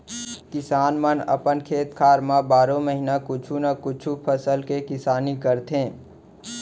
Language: Chhattisgarhi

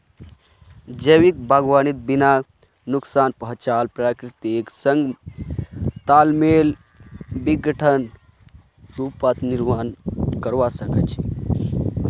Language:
Magahi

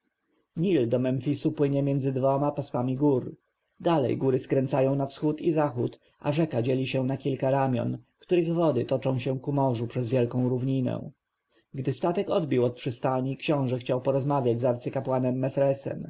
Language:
Polish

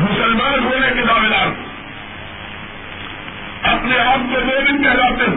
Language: Urdu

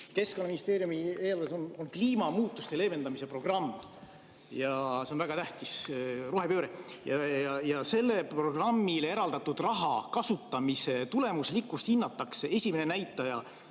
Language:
Estonian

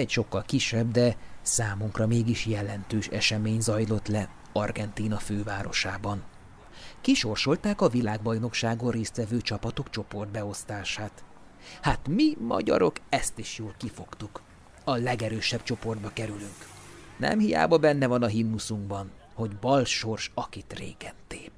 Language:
Hungarian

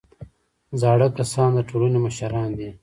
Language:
Pashto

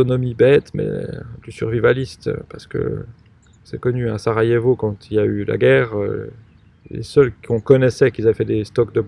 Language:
French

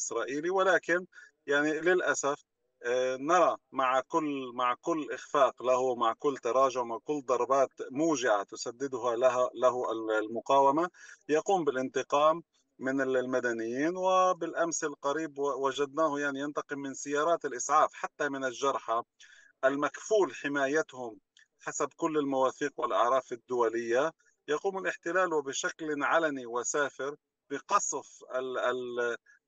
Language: Arabic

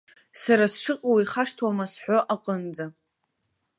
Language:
Abkhazian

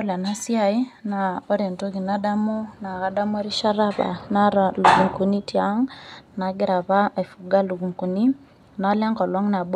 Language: Masai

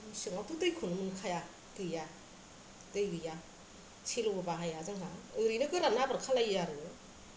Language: Bodo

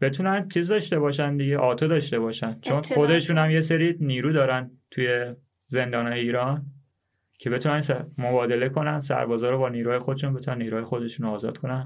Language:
Persian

